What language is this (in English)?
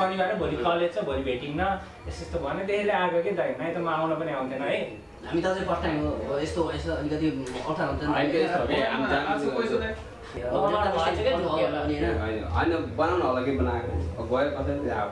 Vietnamese